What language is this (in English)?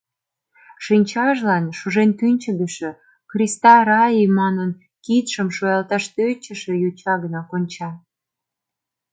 Mari